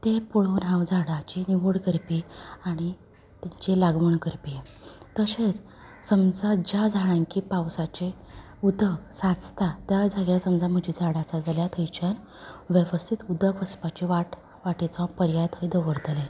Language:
Konkani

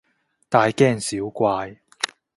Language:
Cantonese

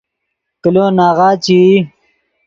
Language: Yidgha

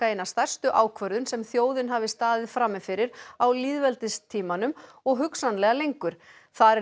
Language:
Icelandic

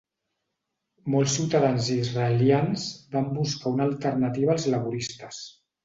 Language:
Catalan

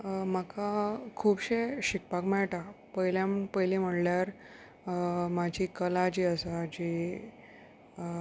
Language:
Konkani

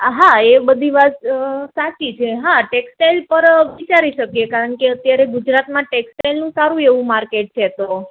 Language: Gujarati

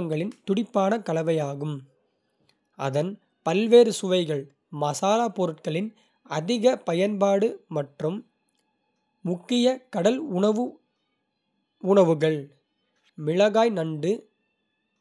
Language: Kota (India)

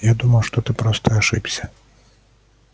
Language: Russian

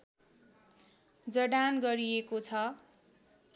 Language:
Nepali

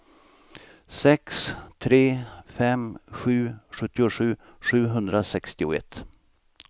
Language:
Swedish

